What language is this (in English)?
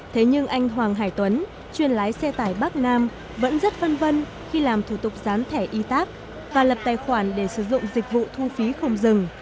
Vietnamese